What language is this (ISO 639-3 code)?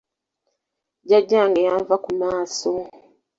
lug